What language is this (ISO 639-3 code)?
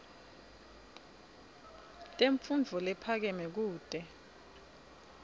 ssw